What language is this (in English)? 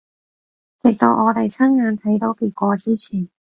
Cantonese